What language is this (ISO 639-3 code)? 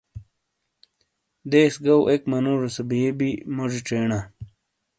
scl